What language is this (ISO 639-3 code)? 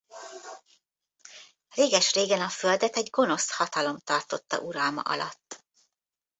hun